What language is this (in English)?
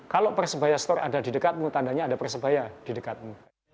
Indonesian